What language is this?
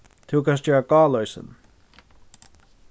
Faroese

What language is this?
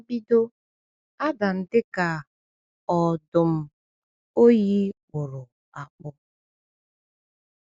Igbo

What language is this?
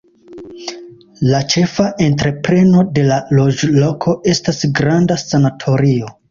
Esperanto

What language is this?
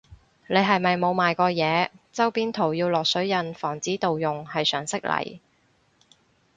Cantonese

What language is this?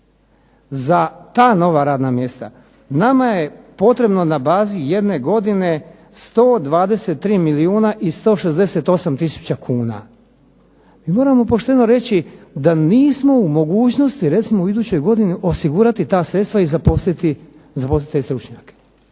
Croatian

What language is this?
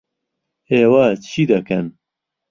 Central Kurdish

